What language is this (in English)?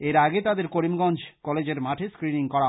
Bangla